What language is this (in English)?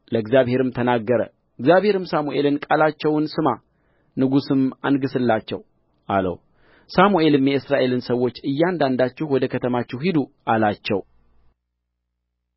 Amharic